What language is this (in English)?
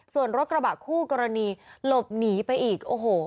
Thai